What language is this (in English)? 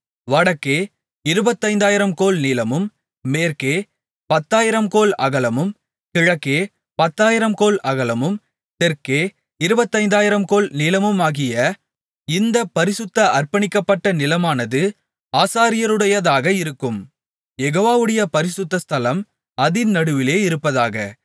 Tamil